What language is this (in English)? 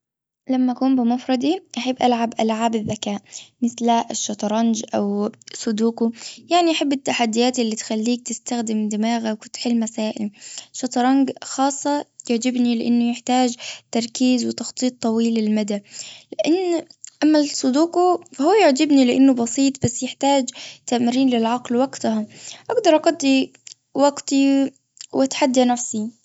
Gulf Arabic